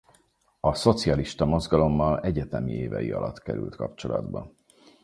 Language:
Hungarian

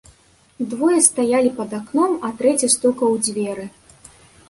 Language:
Belarusian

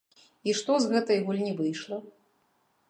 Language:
Belarusian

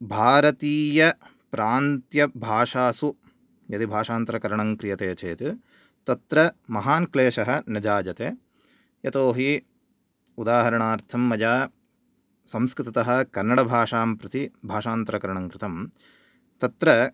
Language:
Sanskrit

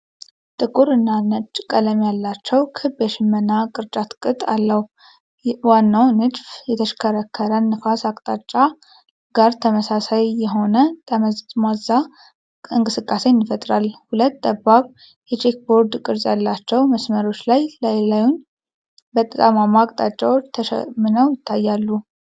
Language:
Amharic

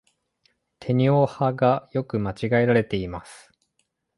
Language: Japanese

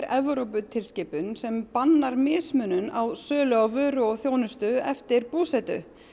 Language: Icelandic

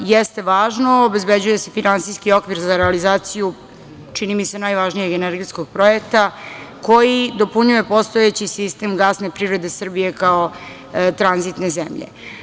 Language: Serbian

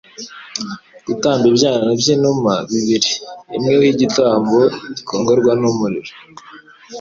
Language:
Kinyarwanda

